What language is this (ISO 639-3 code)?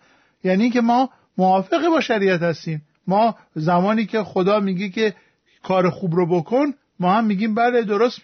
fas